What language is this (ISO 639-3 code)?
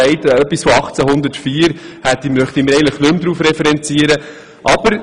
gsw